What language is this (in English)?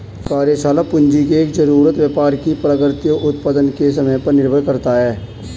Hindi